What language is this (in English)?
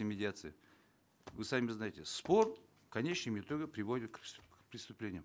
Kazakh